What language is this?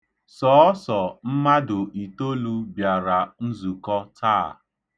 Igbo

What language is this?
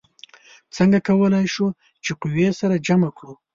Pashto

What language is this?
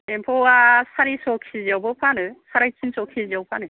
Bodo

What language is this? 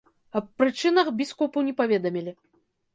Belarusian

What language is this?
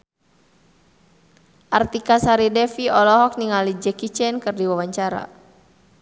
Sundanese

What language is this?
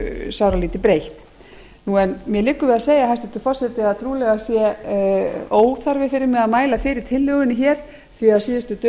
Icelandic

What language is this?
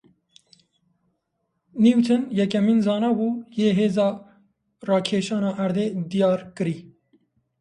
Kurdish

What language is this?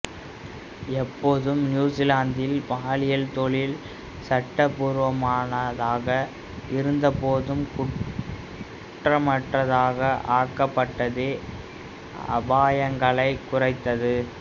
Tamil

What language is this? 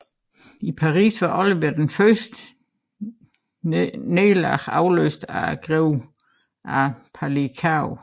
Danish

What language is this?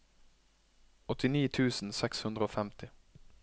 Norwegian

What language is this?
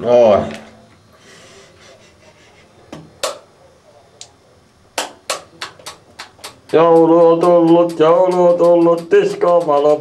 Finnish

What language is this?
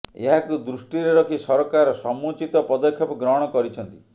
Odia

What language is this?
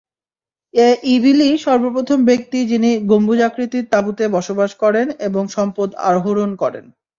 Bangla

